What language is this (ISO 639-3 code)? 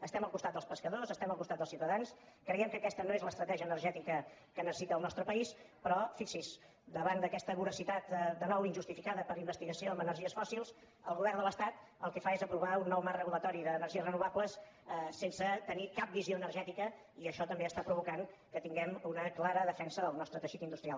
cat